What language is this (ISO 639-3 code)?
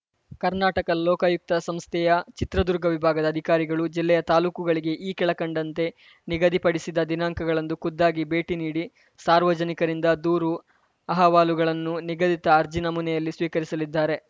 kan